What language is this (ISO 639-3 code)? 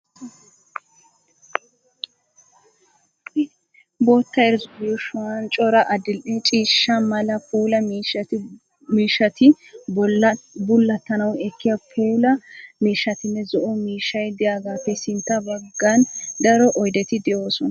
wal